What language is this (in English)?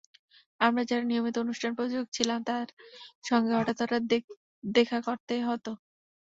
Bangla